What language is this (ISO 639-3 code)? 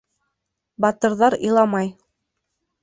bak